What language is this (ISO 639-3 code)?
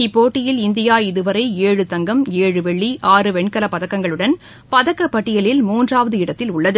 tam